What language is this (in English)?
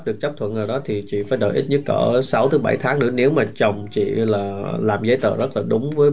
Vietnamese